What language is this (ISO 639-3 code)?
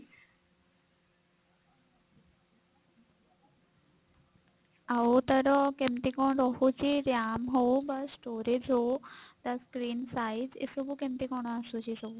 ori